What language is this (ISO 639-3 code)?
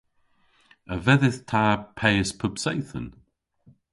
cor